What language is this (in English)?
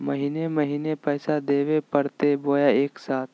Magahi